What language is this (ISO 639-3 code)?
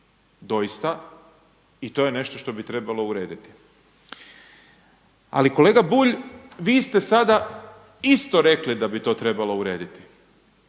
hrv